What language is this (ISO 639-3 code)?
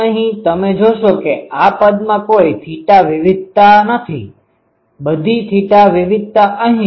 guj